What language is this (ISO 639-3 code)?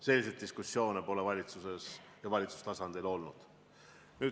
est